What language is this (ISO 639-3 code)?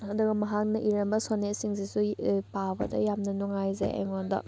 mni